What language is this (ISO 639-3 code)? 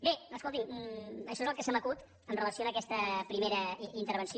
cat